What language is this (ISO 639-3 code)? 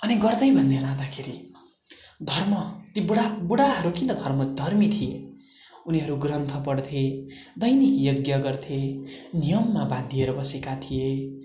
nep